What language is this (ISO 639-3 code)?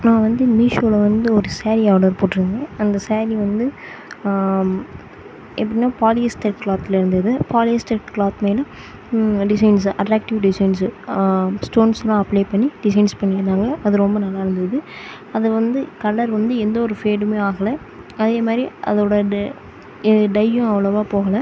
tam